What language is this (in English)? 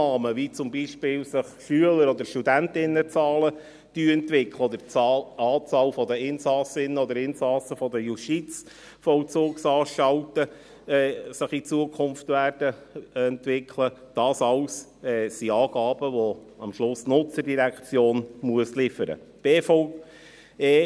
Swiss German